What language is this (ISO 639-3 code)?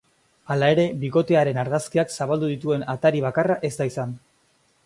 eus